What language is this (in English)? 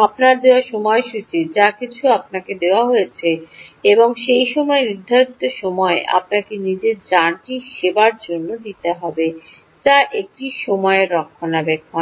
Bangla